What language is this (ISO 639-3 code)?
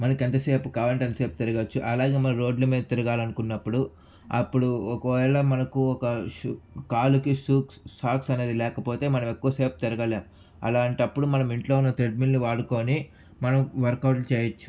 tel